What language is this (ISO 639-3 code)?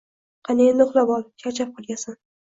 uzb